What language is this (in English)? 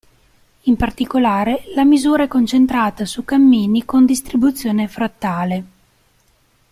Italian